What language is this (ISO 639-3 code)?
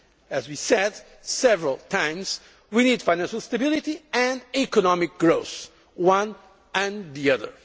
eng